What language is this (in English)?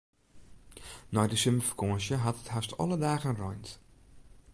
Western Frisian